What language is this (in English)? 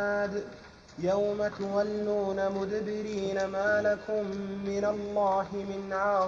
Arabic